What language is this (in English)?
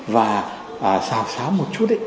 Vietnamese